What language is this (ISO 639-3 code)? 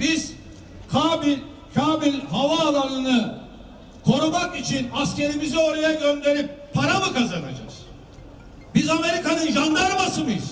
tur